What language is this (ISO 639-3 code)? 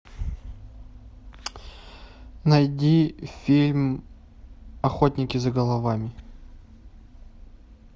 rus